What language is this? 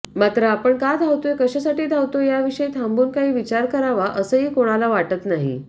Marathi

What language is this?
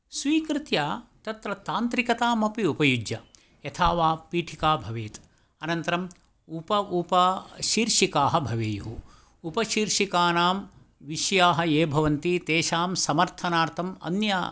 Sanskrit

